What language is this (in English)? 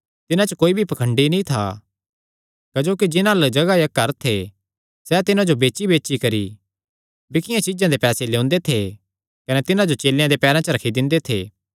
Kangri